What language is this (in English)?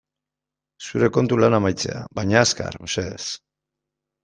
Basque